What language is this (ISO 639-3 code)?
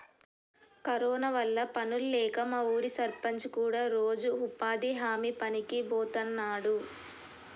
tel